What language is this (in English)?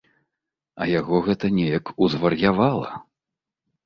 Belarusian